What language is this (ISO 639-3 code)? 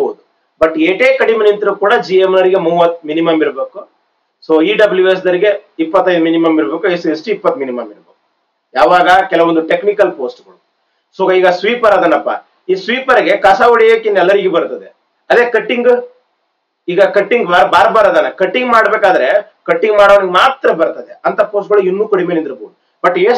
eng